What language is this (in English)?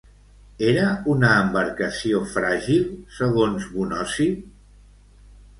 Catalan